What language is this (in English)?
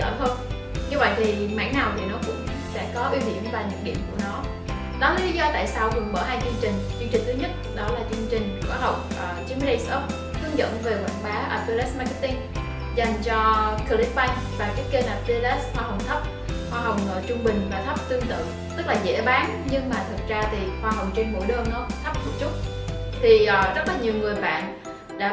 Vietnamese